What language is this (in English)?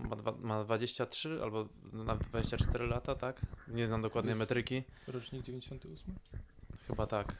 Polish